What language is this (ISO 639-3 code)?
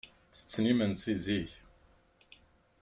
kab